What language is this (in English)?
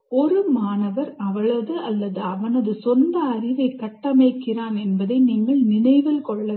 Tamil